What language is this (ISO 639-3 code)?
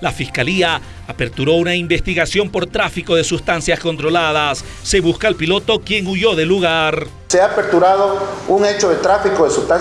spa